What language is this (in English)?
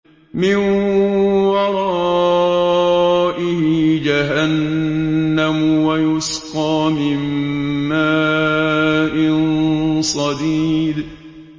Arabic